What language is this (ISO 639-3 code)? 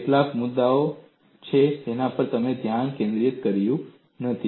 guj